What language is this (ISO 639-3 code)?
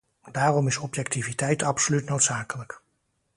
nld